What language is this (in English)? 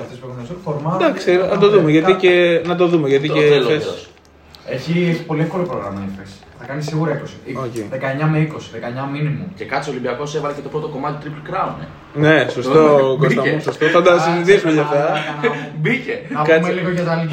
Greek